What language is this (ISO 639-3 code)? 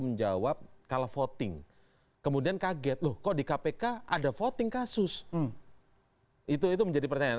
ind